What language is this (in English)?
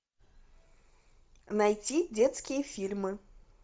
Russian